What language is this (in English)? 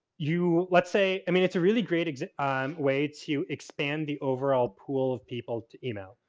English